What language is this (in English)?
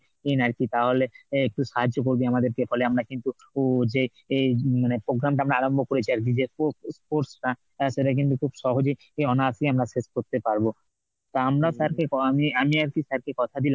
Bangla